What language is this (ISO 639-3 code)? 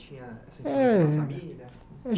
por